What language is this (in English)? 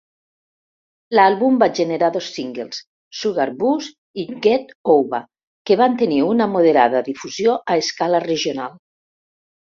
Catalan